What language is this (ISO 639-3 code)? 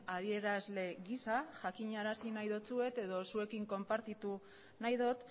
eus